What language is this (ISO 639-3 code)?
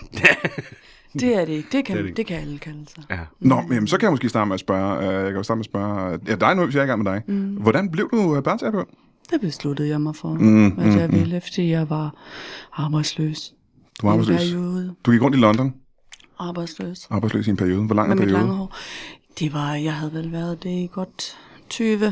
dan